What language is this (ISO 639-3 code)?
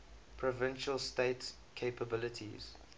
eng